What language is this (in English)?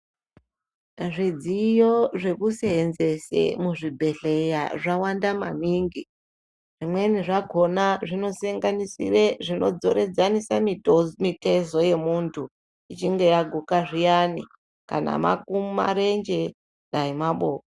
Ndau